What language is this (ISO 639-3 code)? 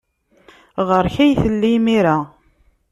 kab